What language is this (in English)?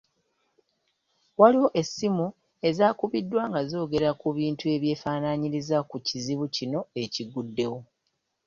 Ganda